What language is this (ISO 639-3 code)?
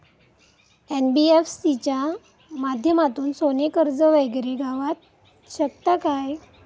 mar